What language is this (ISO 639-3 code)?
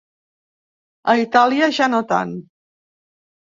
cat